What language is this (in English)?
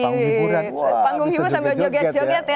Indonesian